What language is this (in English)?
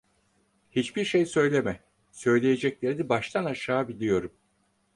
Turkish